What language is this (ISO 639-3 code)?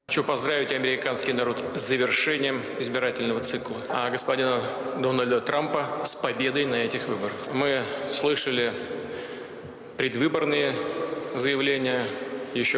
ind